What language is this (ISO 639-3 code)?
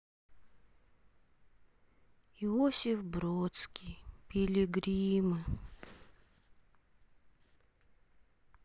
rus